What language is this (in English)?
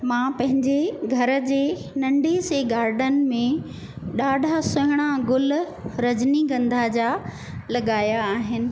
Sindhi